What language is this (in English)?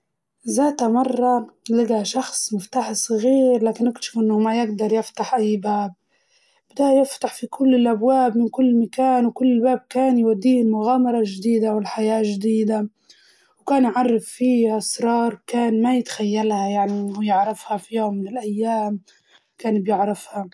Libyan Arabic